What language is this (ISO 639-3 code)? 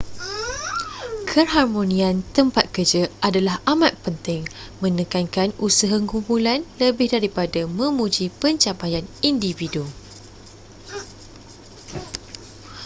msa